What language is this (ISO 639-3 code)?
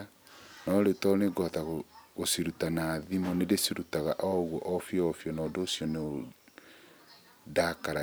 kik